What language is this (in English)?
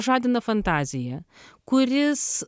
Lithuanian